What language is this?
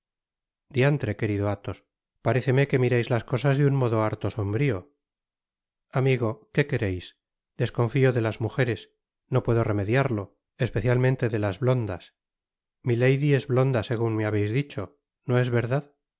Spanish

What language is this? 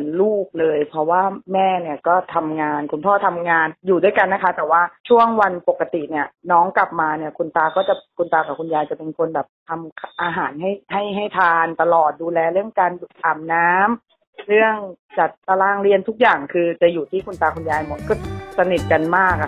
Thai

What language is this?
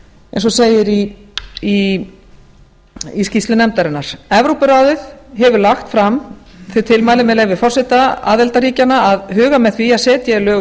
Icelandic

